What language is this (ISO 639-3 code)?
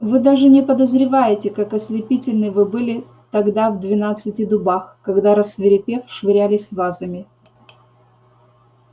rus